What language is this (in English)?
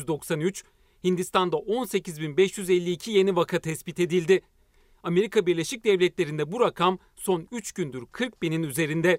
Turkish